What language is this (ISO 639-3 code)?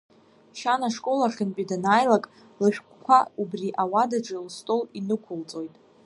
abk